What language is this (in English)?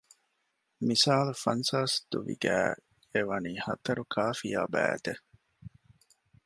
Divehi